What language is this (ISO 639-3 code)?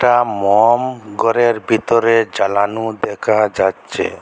ben